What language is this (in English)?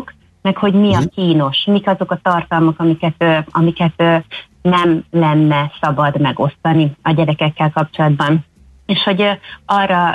Hungarian